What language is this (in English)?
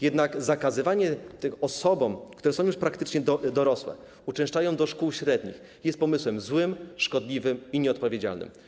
Polish